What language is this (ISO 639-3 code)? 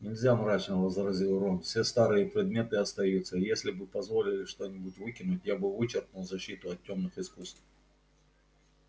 rus